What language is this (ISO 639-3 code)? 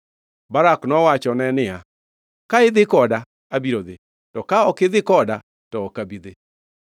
luo